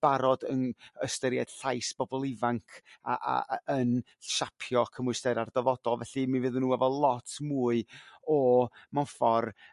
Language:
Welsh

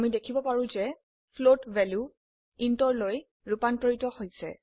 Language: Assamese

